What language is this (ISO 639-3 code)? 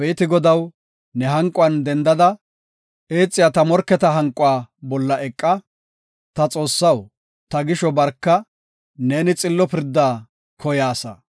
gof